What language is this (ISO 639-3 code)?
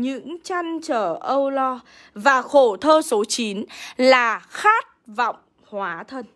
vie